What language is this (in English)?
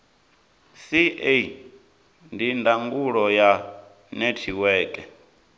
Venda